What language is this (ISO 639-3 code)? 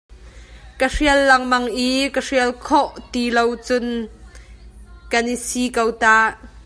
cnh